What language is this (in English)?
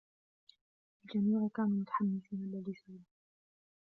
Arabic